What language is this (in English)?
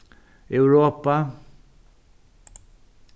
Faroese